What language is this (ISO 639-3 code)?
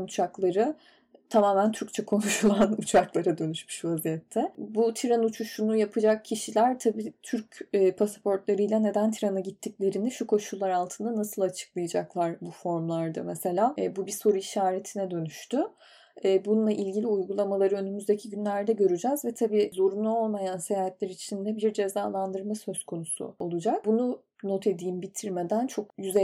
tur